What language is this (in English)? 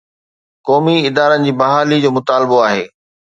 Sindhi